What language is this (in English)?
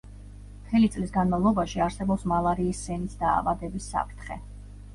Georgian